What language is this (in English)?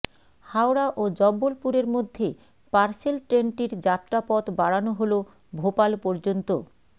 Bangla